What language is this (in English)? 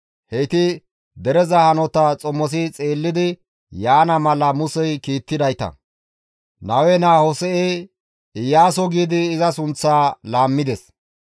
Gamo